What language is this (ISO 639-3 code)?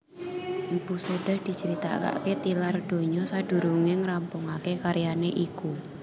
jav